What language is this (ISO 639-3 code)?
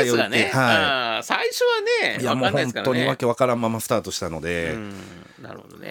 jpn